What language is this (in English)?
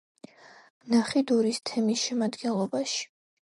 Georgian